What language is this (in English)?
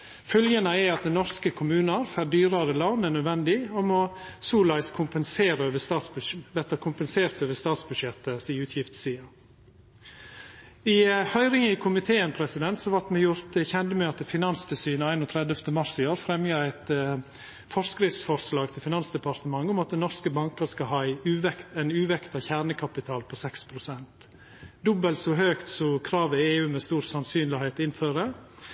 Norwegian Nynorsk